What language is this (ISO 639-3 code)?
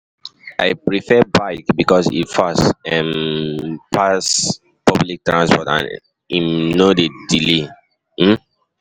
pcm